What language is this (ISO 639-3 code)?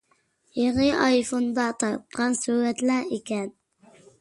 uig